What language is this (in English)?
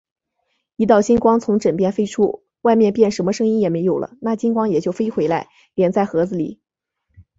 Chinese